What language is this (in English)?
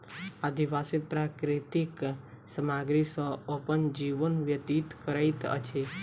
Maithili